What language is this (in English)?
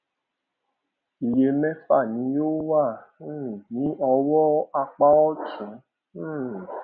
Yoruba